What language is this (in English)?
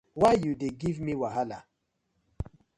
Nigerian Pidgin